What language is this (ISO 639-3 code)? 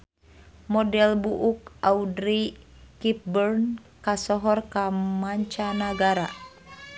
sun